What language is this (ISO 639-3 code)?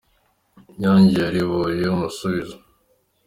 kin